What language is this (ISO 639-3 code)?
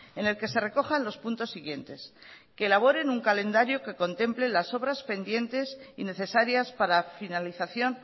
spa